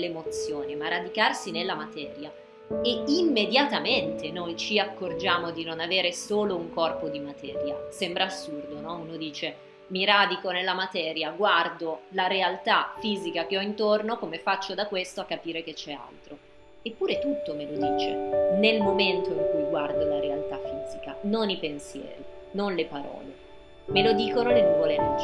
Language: Italian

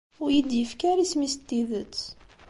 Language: Kabyle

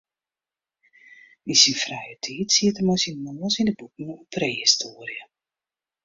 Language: Western Frisian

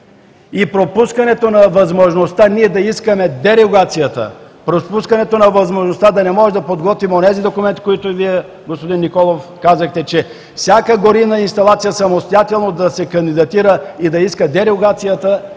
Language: Bulgarian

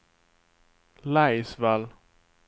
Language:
Swedish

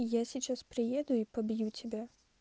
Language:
Russian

